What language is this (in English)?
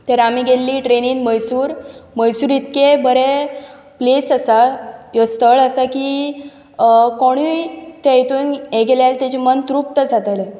Konkani